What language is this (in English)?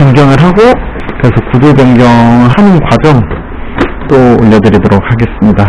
Korean